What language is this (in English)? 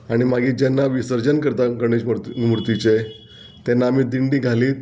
Konkani